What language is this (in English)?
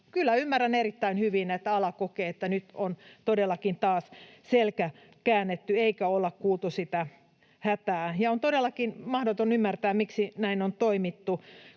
Finnish